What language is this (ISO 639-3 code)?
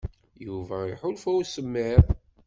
kab